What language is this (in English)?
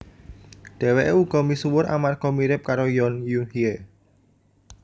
Javanese